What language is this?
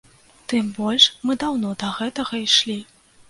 Belarusian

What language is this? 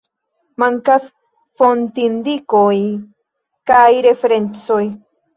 Esperanto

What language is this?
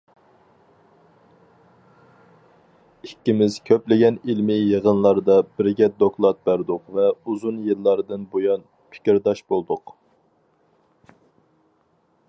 Uyghur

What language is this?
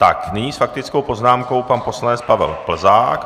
Czech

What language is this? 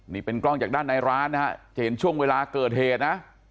Thai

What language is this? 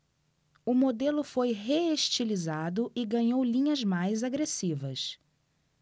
Portuguese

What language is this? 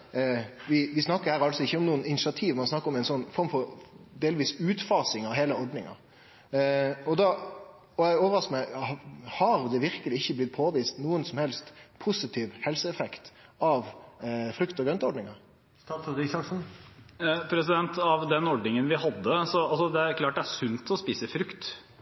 Norwegian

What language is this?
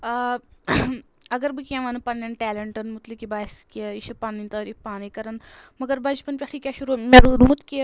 Kashmiri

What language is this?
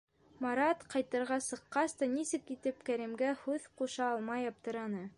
Bashkir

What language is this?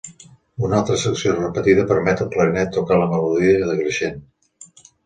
Catalan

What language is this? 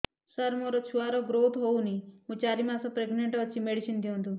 Odia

